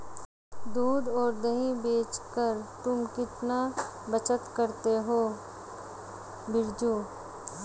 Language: Hindi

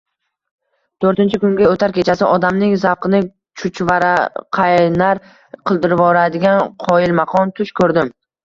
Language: Uzbek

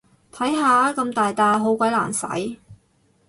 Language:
Cantonese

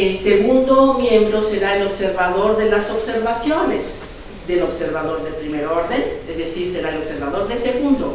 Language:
Spanish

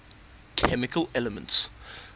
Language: English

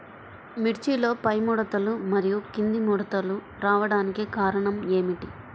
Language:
Telugu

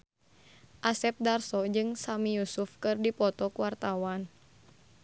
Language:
Sundanese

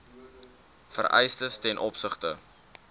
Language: Afrikaans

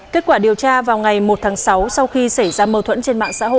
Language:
Vietnamese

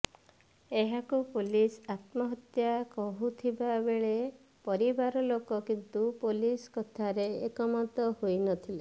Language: Odia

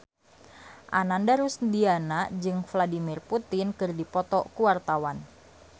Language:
Sundanese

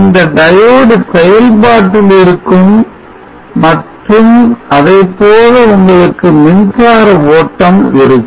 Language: Tamil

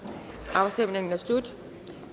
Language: Danish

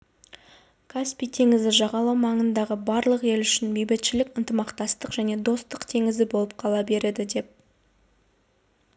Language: Kazakh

